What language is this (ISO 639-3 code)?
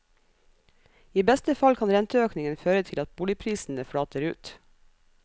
nor